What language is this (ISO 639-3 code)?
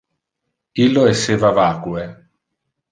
ina